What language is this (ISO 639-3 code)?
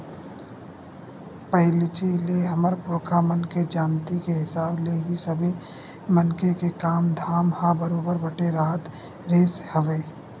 hne